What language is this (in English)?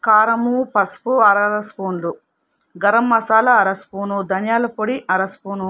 Telugu